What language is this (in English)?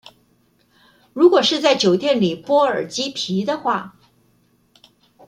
Chinese